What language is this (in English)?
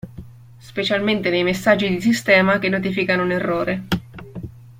Italian